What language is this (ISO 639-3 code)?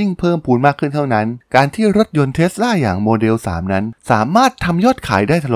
tha